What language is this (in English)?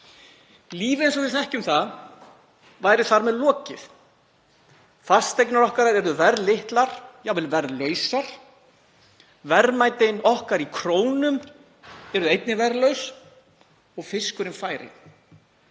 Icelandic